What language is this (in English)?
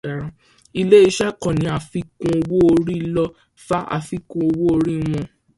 Yoruba